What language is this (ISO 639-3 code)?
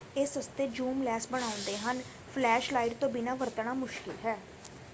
pan